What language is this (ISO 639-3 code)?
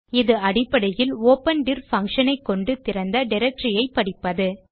tam